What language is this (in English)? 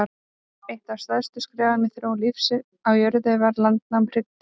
Icelandic